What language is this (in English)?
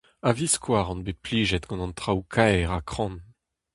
Breton